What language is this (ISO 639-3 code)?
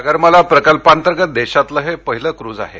mar